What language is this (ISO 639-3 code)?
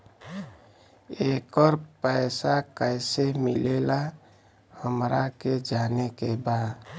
bho